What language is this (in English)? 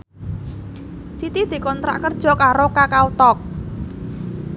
Javanese